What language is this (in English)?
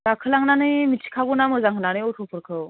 Bodo